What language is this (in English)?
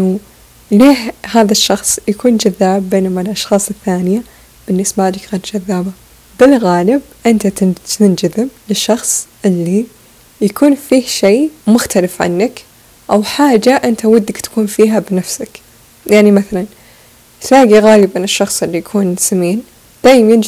Arabic